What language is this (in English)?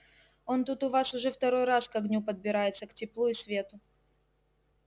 Russian